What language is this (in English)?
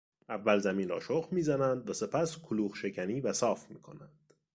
Persian